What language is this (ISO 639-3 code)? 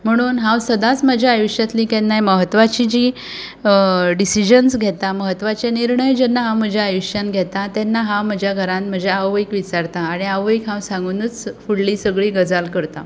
kok